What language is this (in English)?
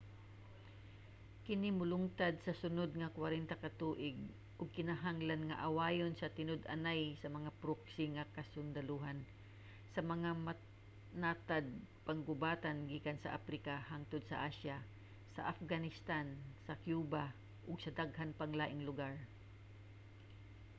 Cebuano